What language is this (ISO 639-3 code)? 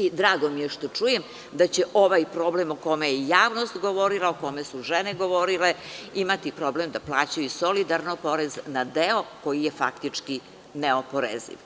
srp